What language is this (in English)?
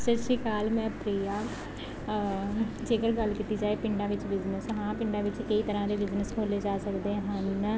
Punjabi